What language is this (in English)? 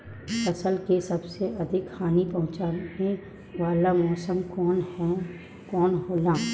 Bhojpuri